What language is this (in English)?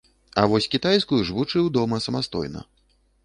Belarusian